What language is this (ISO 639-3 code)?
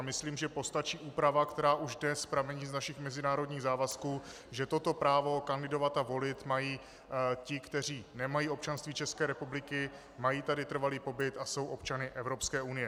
ces